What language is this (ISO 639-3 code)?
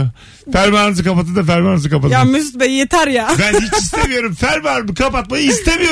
tur